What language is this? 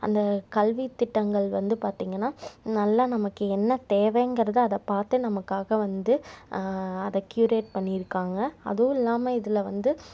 Tamil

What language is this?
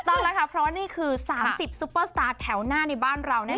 Thai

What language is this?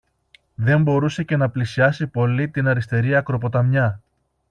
Greek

